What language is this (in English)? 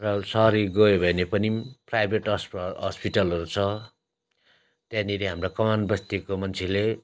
Nepali